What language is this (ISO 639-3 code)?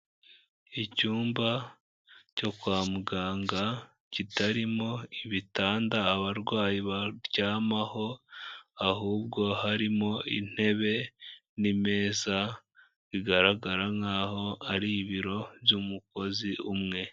kin